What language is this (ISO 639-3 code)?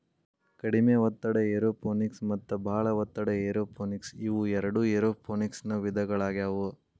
kan